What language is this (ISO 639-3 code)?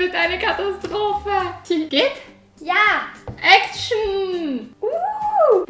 deu